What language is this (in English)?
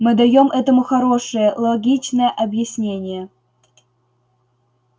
Russian